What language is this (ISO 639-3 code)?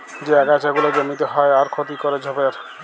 ben